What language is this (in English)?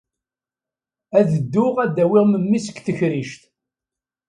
Kabyle